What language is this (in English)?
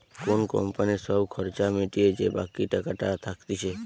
Bangla